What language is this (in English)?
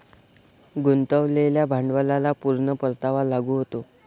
Marathi